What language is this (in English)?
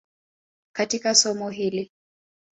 Swahili